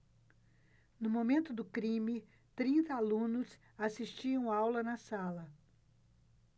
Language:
Portuguese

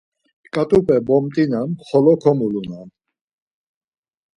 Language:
Laz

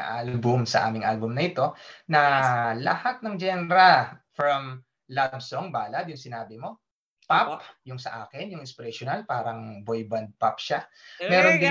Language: Filipino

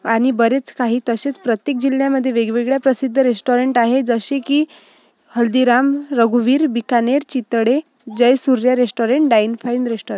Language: Marathi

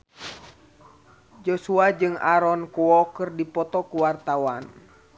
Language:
Sundanese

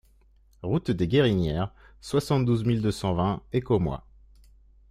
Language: French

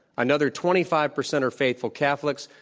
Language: English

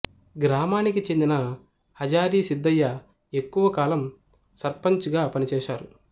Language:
Telugu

